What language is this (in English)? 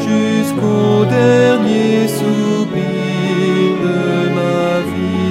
French